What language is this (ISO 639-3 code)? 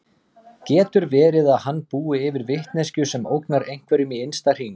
isl